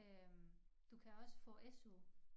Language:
Danish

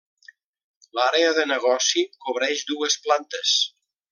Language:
Catalan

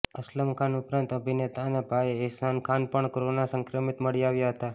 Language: Gujarati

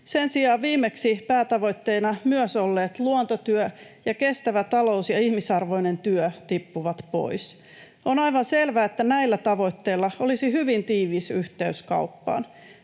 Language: Finnish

